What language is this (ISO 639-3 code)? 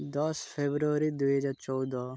ori